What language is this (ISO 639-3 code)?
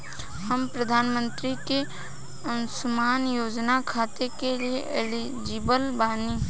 bho